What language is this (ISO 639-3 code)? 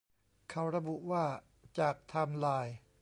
tha